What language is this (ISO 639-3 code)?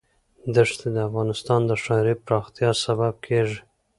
pus